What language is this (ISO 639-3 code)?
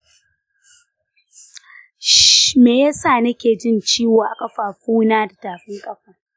hau